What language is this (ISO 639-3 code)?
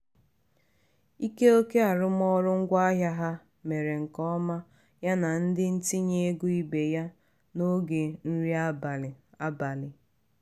ibo